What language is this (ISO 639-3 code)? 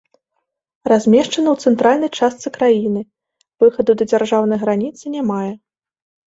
bel